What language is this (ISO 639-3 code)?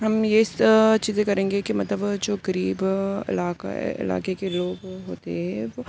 urd